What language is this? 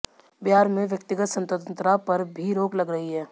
Hindi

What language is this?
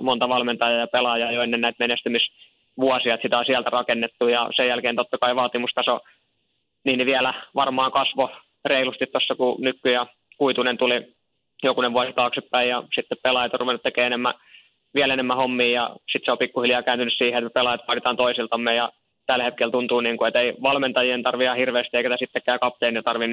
Finnish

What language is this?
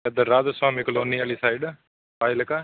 Punjabi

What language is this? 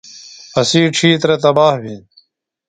Phalura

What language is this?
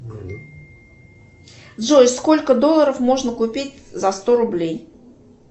Russian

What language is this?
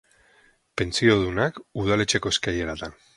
Basque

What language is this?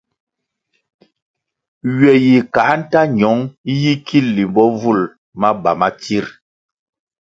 Kwasio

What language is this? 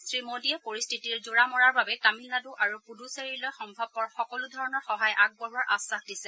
Assamese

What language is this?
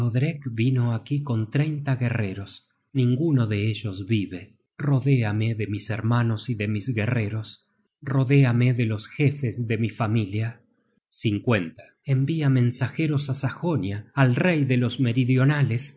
Spanish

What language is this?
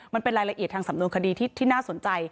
Thai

